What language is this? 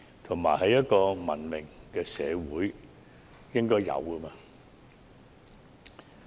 Cantonese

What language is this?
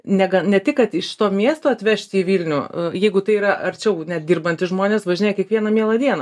Lithuanian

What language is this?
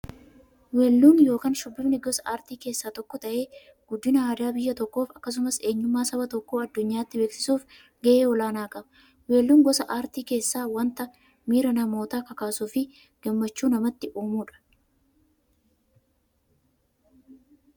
Oromo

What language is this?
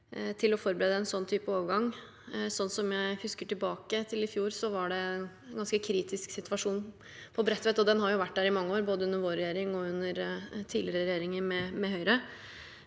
Norwegian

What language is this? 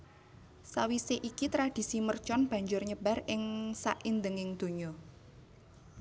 Javanese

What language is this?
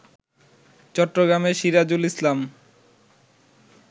Bangla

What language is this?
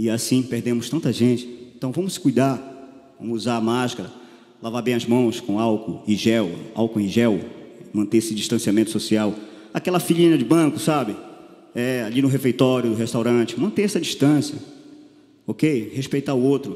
Portuguese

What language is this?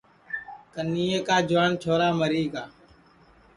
Sansi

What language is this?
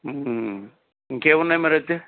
Telugu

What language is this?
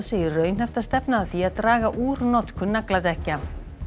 Icelandic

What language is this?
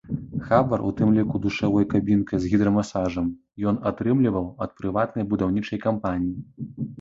Belarusian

